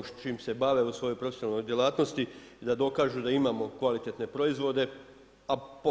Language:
Croatian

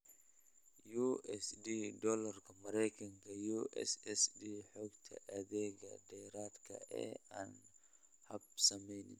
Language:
Somali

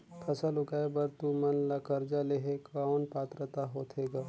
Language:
Chhattisgarhi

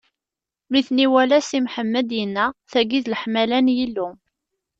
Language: Kabyle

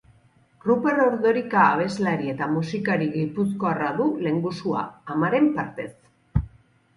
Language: Basque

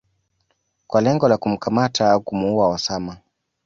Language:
Swahili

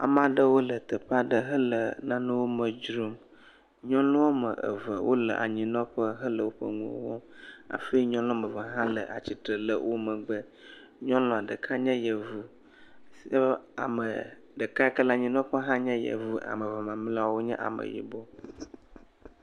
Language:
Ewe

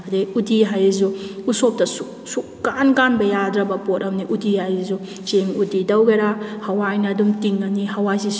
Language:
Manipuri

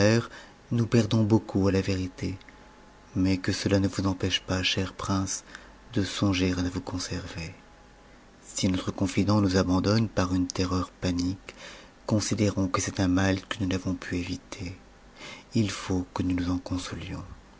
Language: French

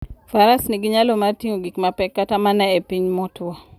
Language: Luo (Kenya and Tanzania)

